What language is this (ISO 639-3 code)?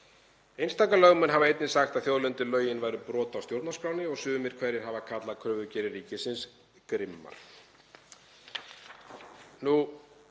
isl